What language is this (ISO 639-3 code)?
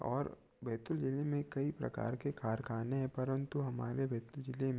hin